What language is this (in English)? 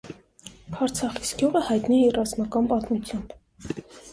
Armenian